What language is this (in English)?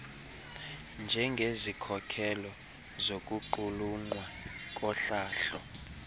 Xhosa